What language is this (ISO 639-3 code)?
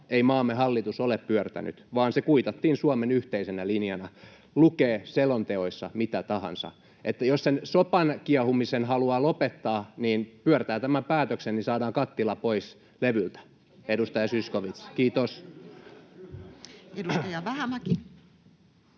fin